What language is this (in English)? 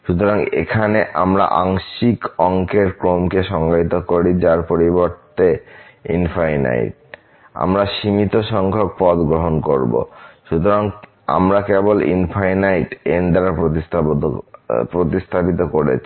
Bangla